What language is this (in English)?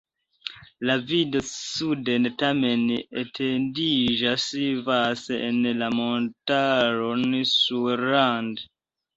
Esperanto